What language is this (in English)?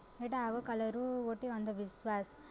Odia